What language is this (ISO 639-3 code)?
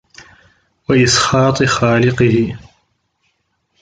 ara